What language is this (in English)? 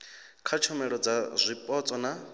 Venda